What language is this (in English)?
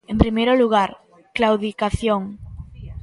Galician